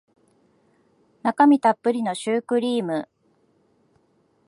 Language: Japanese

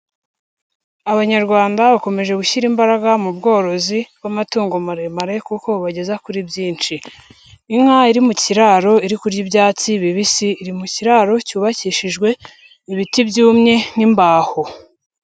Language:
Kinyarwanda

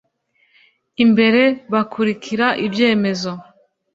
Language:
Kinyarwanda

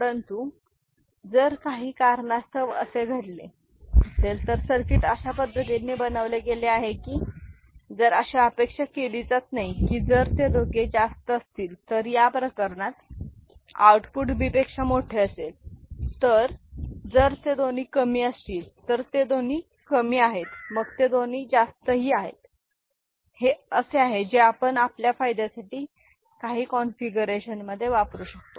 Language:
Marathi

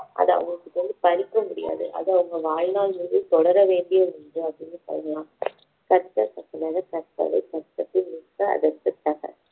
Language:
Tamil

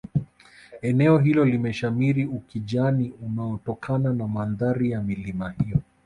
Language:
Swahili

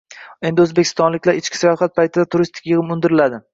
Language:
Uzbek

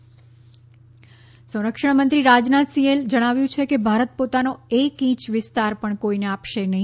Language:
Gujarati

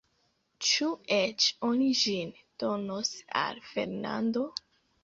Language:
Esperanto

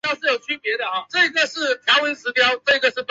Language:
Chinese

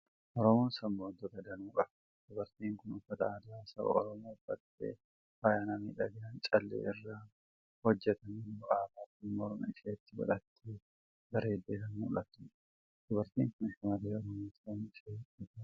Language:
Oromo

